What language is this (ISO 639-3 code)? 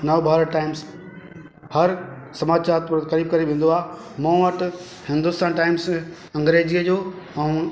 snd